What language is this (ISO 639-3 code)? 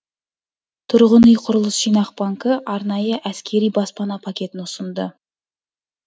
kaz